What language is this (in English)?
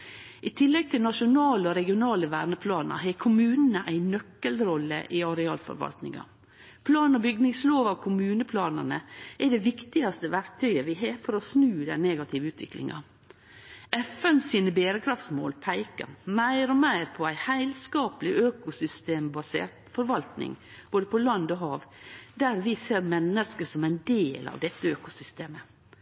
Norwegian Nynorsk